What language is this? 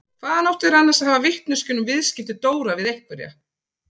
Icelandic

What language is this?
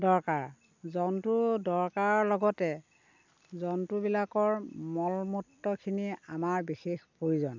Assamese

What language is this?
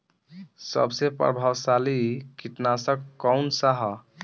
Bhojpuri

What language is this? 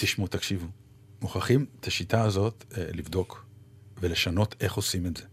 Hebrew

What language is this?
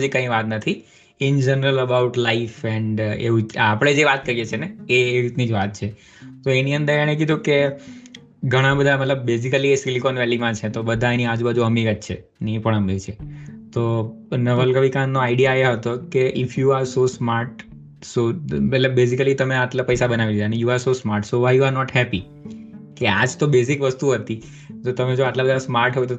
Gujarati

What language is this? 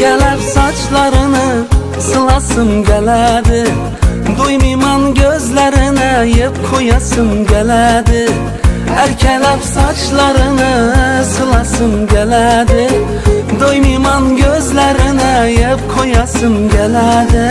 Turkish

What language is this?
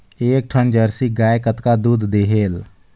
Chhattisgarhi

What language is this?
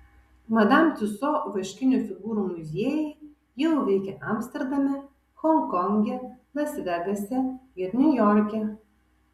Lithuanian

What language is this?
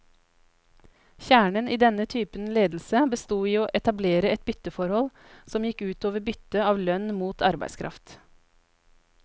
Norwegian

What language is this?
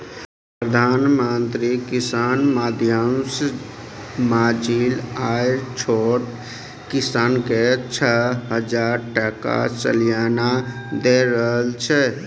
Maithili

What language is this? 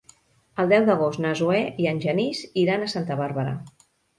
Catalan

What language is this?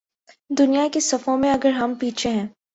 Urdu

